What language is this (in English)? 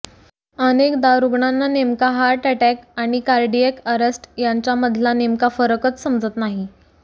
Marathi